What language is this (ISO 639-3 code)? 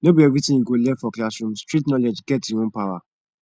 pcm